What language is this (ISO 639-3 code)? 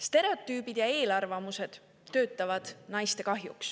est